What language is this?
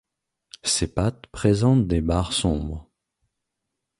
French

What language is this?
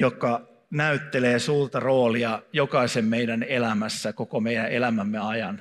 Finnish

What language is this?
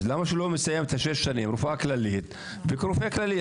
Hebrew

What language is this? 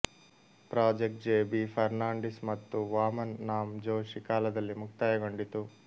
Kannada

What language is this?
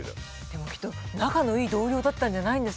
Japanese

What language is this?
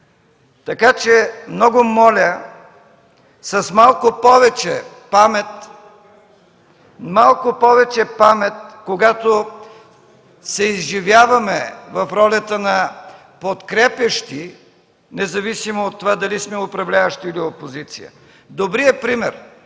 Bulgarian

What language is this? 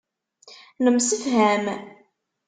Kabyle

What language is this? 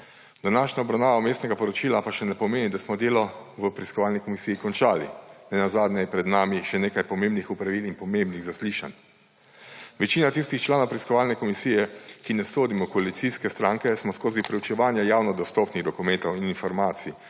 Slovenian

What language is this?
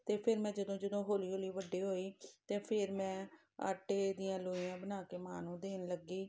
Punjabi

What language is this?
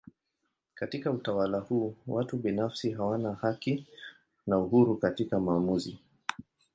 Swahili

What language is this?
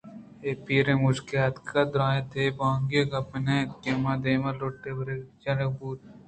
Eastern Balochi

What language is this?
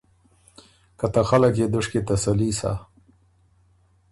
Ormuri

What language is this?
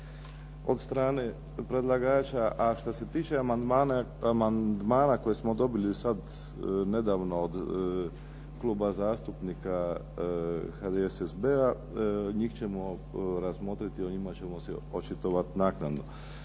Croatian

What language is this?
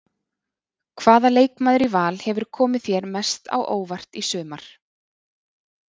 Icelandic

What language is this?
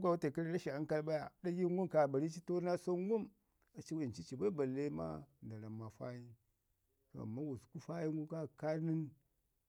Ngizim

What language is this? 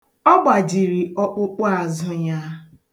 Igbo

